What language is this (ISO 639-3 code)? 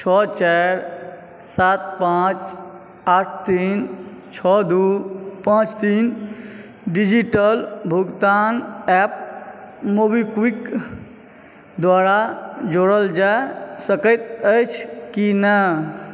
mai